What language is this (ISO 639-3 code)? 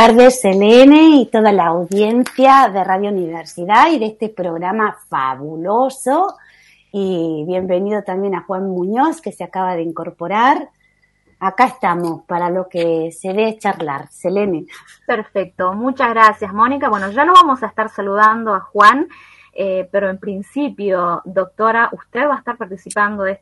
spa